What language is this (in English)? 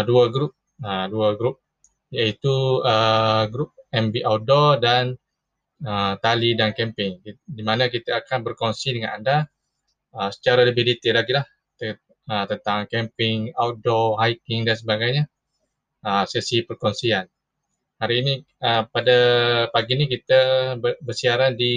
Malay